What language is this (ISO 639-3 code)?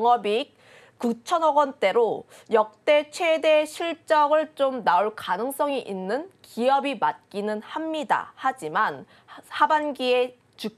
kor